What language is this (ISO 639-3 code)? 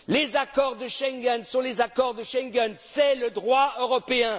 fra